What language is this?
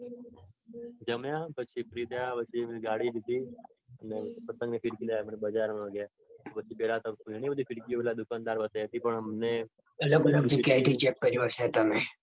Gujarati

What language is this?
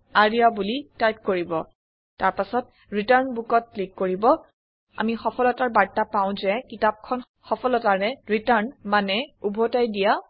Assamese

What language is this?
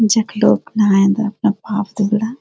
Garhwali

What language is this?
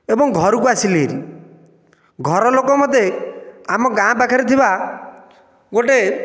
Odia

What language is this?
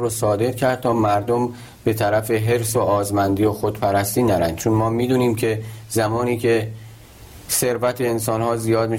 Persian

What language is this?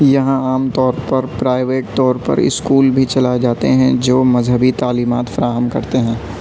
Urdu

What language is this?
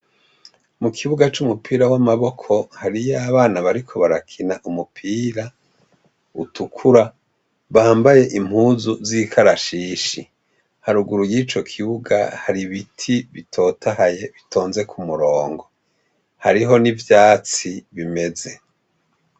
Rundi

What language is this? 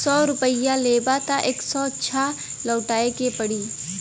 Bhojpuri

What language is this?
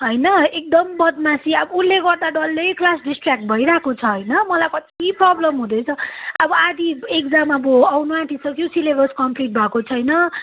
Nepali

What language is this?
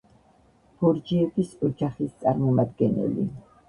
Georgian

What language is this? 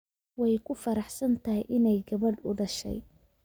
Somali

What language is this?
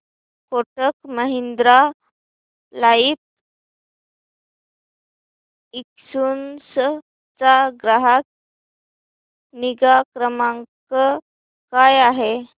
Marathi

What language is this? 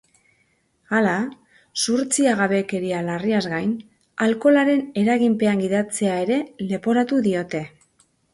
Basque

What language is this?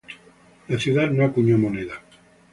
Spanish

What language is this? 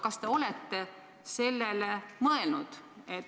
Estonian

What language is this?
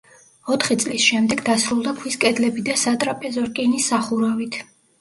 Georgian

